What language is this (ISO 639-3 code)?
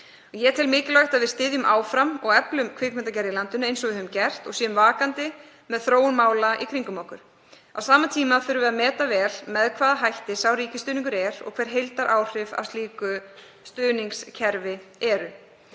isl